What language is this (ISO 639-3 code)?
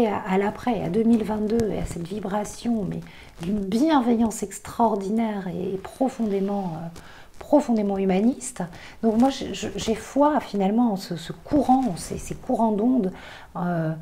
fra